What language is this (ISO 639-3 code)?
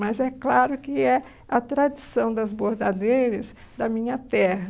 por